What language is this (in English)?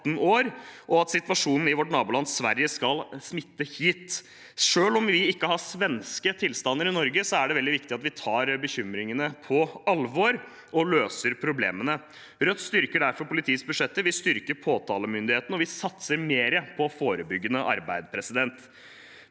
Norwegian